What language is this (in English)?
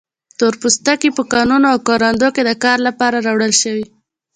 Pashto